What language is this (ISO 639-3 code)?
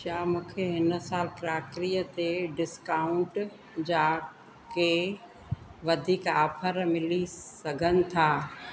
snd